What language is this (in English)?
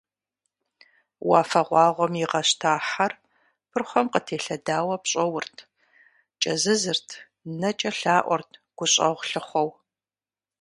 Kabardian